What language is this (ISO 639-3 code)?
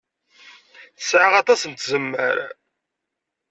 kab